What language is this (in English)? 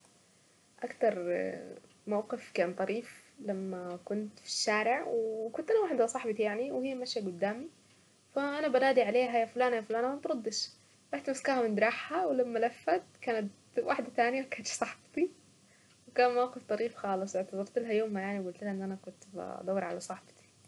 Saidi Arabic